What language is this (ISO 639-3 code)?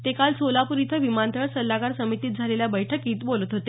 mar